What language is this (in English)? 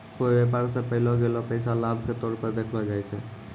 Maithili